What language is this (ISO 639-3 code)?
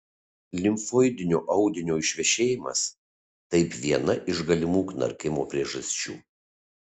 lit